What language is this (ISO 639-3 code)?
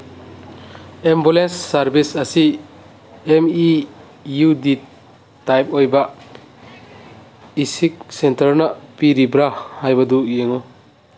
mni